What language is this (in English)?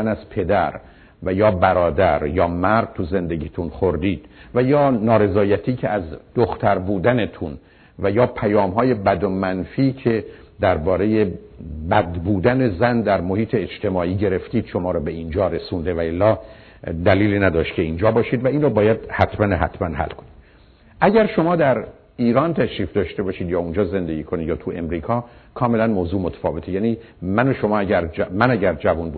Persian